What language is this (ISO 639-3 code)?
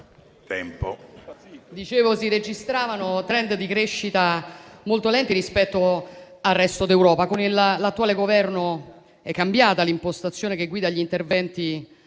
ita